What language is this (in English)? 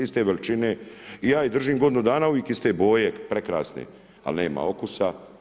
Croatian